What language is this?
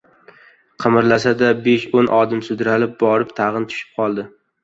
Uzbek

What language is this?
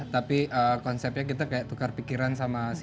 Indonesian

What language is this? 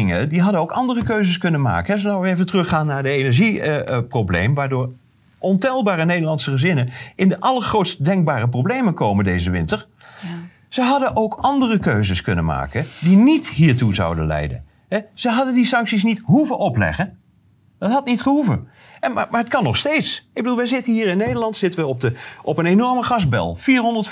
Dutch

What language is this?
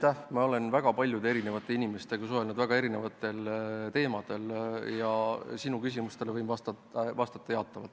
Estonian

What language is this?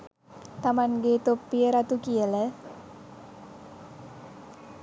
Sinhala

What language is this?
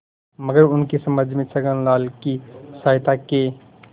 Hindi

